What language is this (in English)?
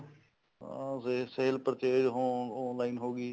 Punjabi